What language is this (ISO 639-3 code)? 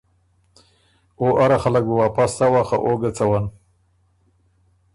oru